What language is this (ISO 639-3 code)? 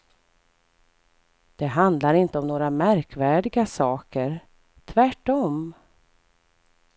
swe